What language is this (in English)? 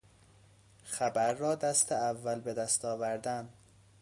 Persian